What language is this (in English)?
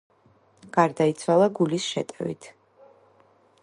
Georgian